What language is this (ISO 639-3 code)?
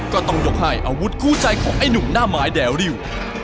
tha